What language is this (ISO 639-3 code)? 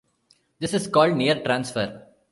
eng